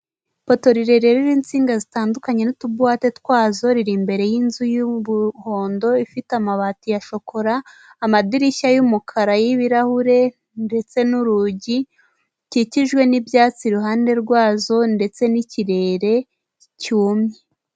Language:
Kinyarwanda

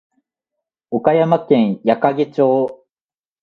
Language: Japanese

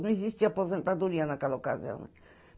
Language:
Portuguese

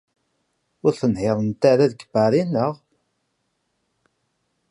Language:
Kabyle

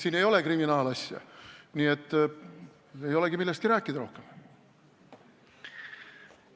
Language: Estonian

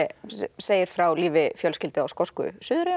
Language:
Icelandic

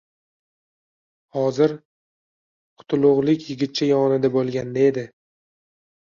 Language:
Uzbek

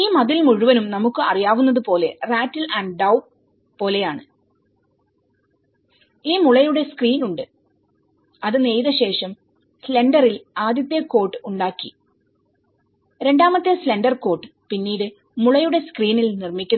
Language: Malayalam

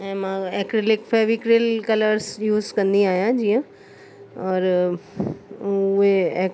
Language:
Sindhi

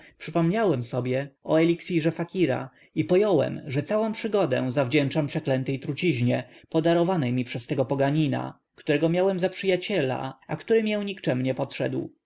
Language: Polish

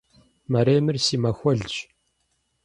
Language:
Kabardian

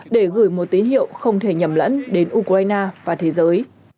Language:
Vietnamese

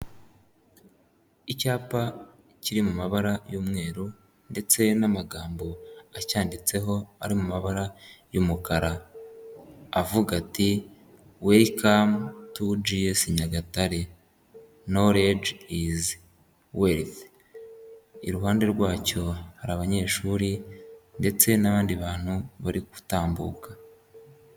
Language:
Kinyarwanda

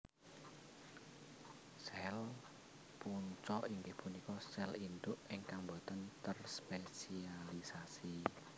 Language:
Javanese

